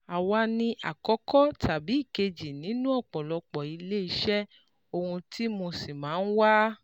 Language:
Yoruba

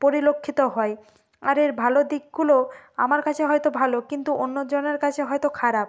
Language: Bangla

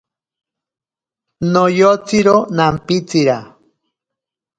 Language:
Ashéninka Perené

